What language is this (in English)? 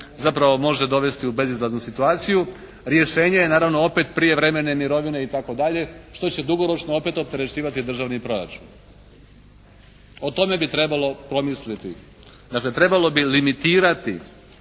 Croatian